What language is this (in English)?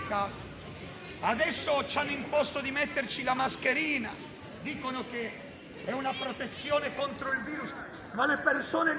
Italian